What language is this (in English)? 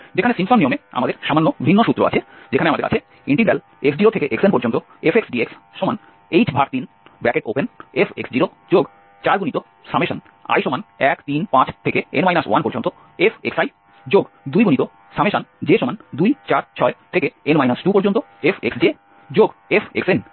Bangla